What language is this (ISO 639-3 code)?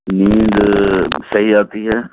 urd